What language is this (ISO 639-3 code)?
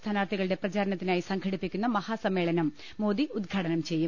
mal